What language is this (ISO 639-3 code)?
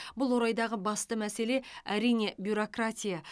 kaz